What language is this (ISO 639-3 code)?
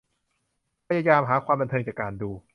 tha